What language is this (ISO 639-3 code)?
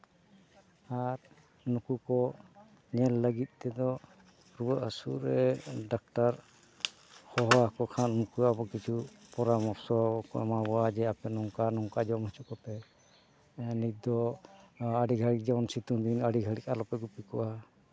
sat